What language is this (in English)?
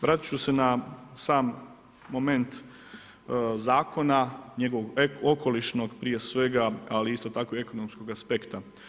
Croatian